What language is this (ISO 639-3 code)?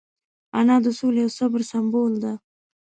pus